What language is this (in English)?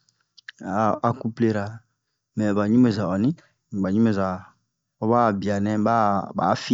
Bomu